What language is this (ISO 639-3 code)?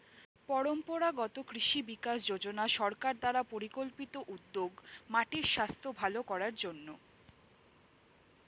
ben